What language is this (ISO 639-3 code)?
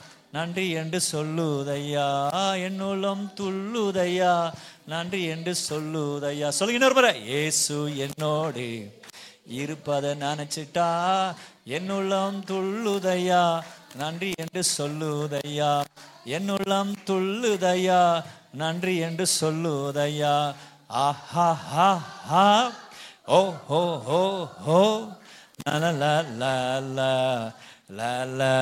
tam